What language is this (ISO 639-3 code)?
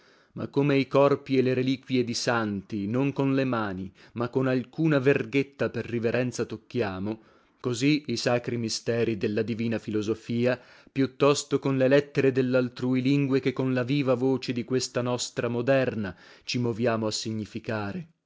ita